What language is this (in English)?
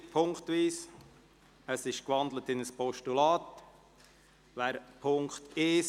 Swiss German